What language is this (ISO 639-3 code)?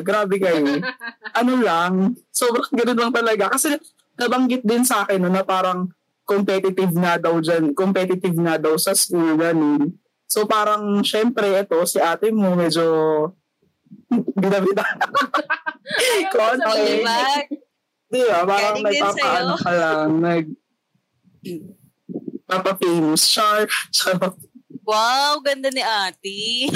fil